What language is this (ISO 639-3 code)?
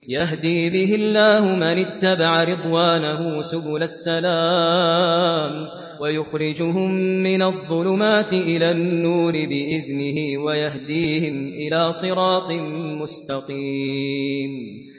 ara